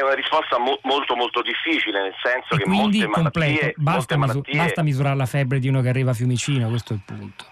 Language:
Italian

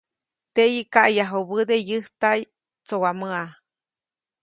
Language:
Copainalá Zoque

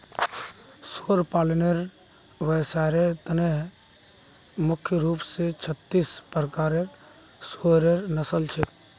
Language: Magahi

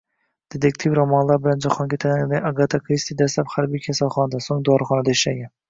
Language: Uzbek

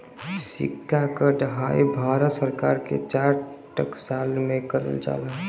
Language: Bhojpuri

